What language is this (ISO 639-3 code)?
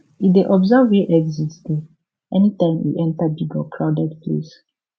pcm